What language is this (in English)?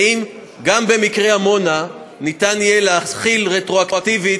Hebrew